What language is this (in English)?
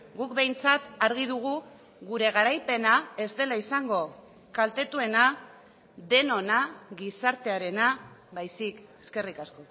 Basque